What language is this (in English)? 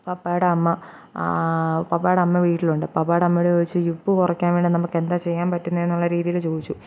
Malayalam